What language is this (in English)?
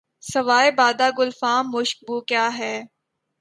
Urdu